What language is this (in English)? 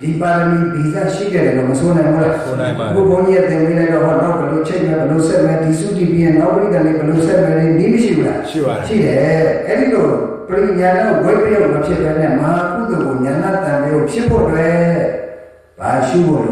Indonesian